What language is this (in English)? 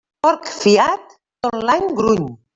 Catalan